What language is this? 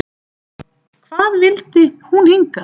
Icelandic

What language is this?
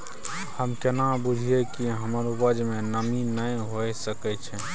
Maithili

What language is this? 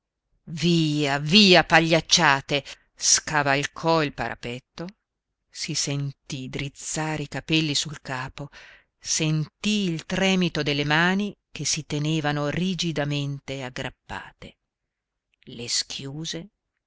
Italian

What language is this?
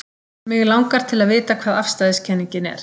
Icelandic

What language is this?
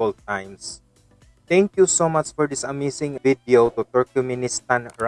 Russian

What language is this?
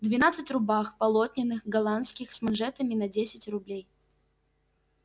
Russian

